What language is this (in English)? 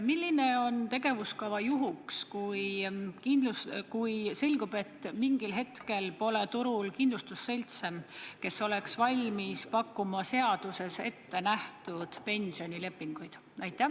Estonian